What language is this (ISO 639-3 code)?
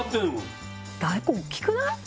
jpn